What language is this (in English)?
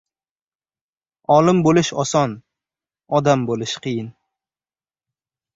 Uzbek